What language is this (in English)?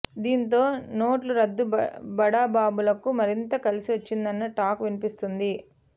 Telugu